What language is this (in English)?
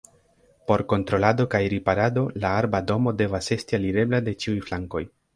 Esperanto